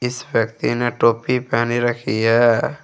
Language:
Hindi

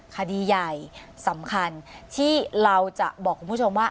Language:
Thai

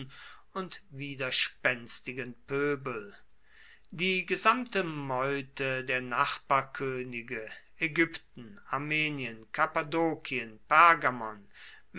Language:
German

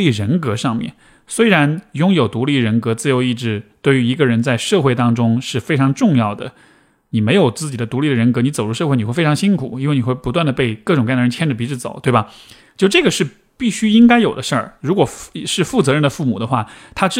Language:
Chinese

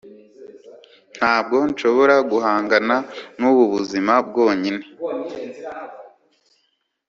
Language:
Kinyarwanda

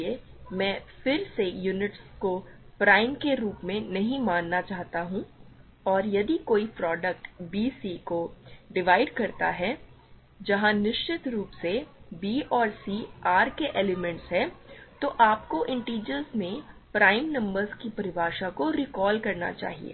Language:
Hindi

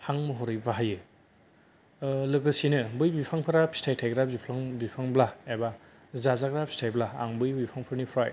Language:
Bodo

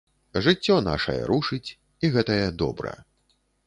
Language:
Belarusian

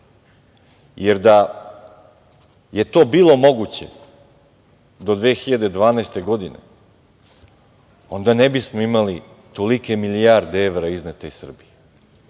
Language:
Serbian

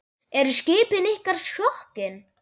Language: Icelandic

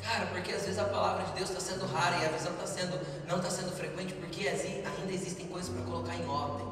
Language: Portuguese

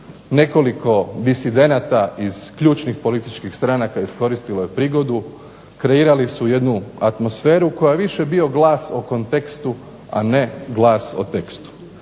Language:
Croatian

